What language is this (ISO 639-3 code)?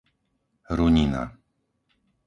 slk